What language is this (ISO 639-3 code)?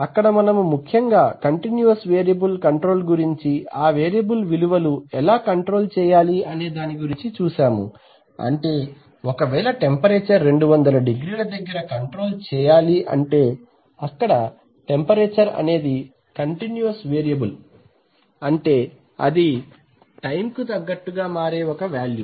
tel